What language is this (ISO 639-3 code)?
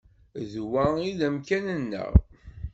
kab